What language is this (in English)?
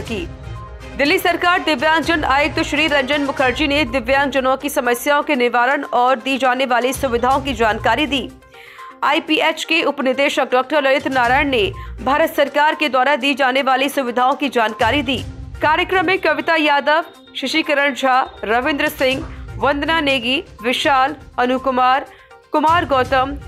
Hindi